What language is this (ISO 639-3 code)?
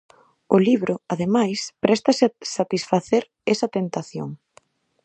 glg